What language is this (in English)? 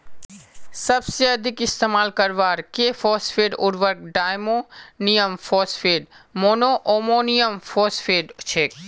Magahi